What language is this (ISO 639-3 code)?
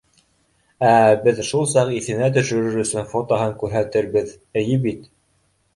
bak